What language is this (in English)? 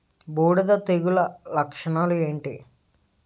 Telugu